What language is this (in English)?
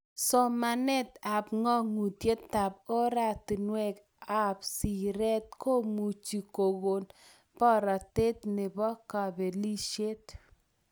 Kalenjin